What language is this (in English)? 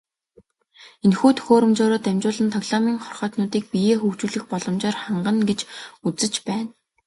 Mongolian